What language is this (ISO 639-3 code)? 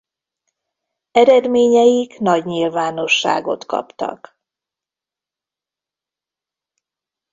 hun